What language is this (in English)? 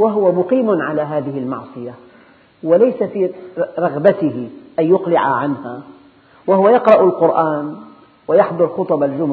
Arabic